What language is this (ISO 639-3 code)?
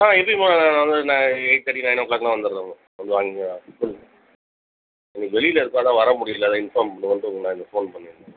tam